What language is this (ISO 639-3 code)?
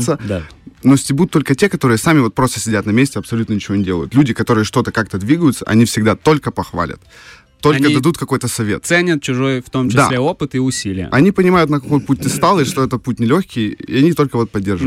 rus